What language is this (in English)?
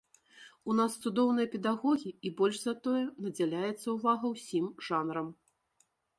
Belarusian